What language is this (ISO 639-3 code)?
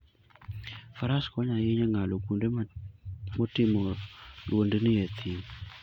luo